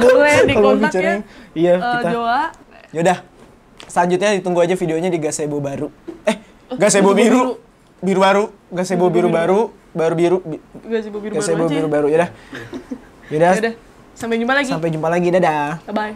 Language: Indonesian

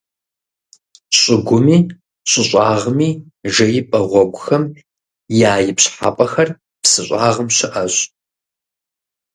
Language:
Kabardian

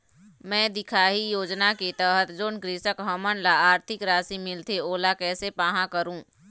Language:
Chhattisgarhi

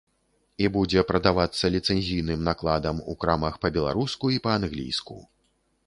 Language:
Belarusian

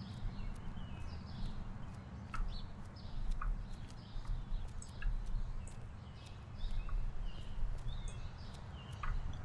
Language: German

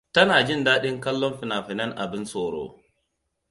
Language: Hausa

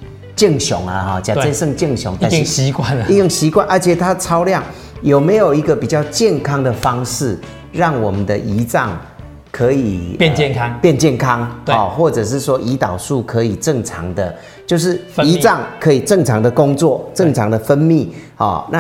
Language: Chinese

